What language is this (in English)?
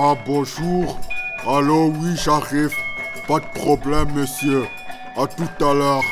French